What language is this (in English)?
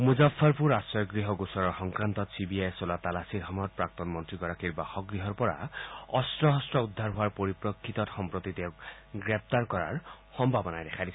Assamese